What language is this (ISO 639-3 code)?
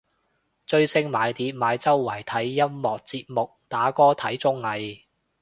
yue